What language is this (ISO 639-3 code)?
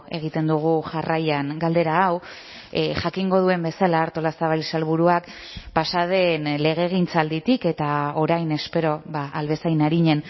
eus